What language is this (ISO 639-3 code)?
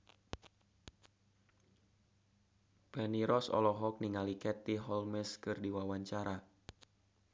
sun